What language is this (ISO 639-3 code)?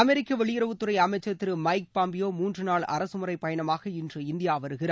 tam